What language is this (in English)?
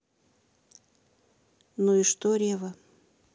Russian